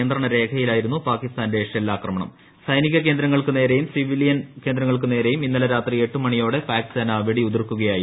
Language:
Malayalam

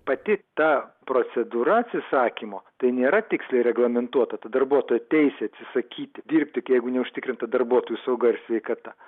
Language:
Lithuanian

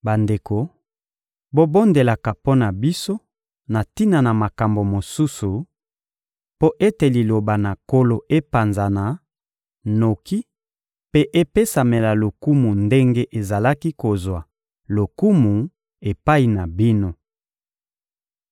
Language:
Lingala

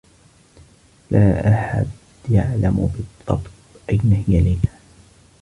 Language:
Arabic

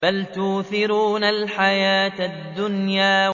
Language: Arabic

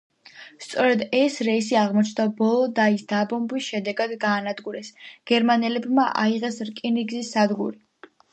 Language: Georgian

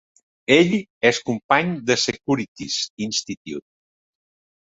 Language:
Catalan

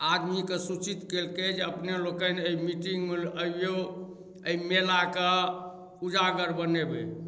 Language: Maithili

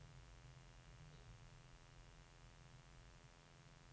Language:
Norwegian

